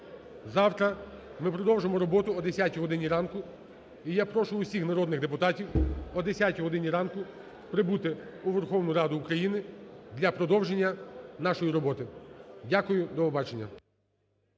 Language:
Ukrainian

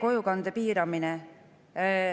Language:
Estonian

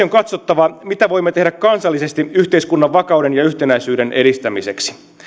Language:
Finnish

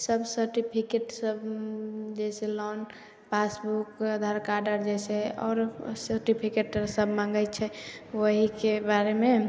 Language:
Maithili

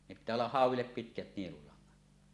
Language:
Finnish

